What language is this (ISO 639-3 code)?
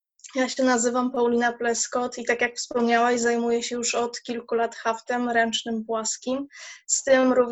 pol